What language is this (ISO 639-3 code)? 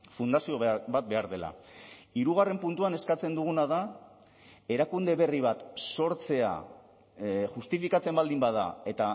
eus